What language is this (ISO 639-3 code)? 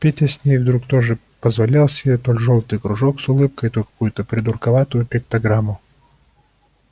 rus